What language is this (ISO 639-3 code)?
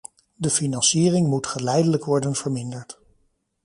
nld